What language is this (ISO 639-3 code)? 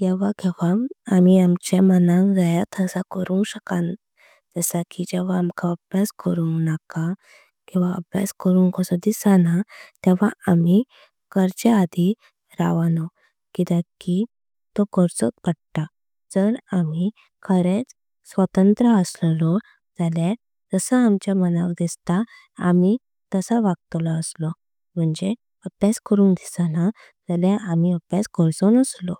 kok